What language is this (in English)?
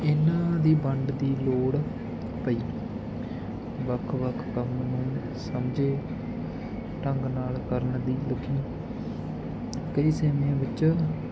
Punjabi